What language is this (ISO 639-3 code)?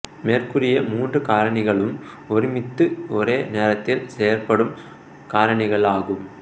tam